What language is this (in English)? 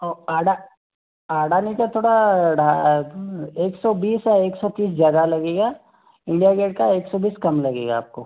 Hindi